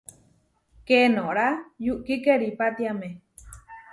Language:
Huarijio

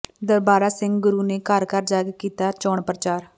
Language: Punjabi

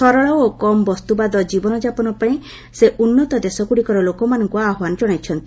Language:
Odia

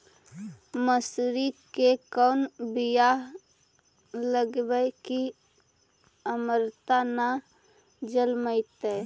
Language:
Magahi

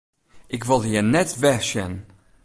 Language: Western Frisian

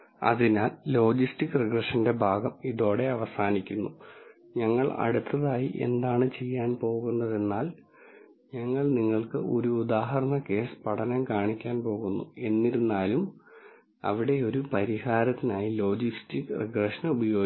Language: Malayalam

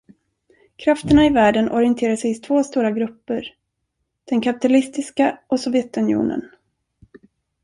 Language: Swedish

